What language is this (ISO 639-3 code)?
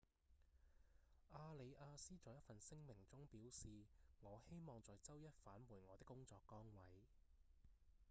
yue